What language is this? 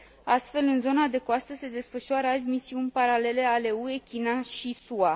Romanian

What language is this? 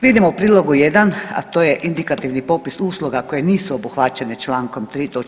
Croatian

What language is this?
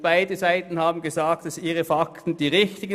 Swiss German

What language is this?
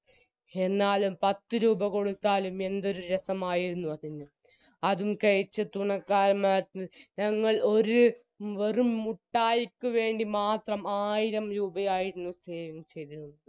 Malayalam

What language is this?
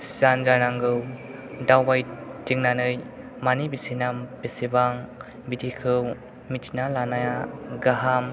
Bodo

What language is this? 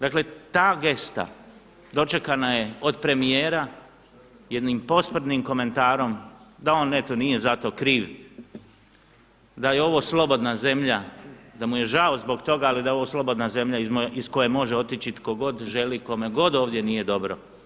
Croatian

